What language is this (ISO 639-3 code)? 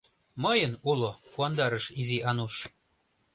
chm